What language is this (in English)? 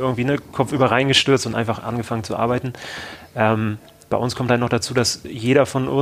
German